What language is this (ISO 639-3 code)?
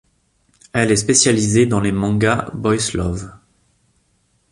fra